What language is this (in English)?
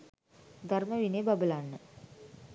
Sinhala